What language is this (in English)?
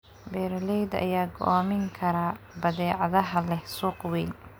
Somali